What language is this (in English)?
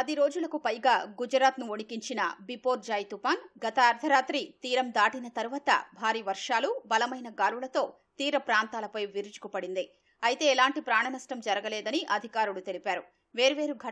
Hindi